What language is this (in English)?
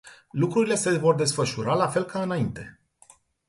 Romanian